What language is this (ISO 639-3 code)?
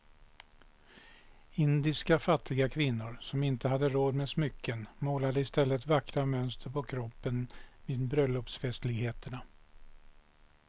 swe